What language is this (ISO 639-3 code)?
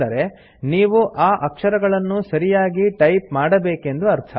kan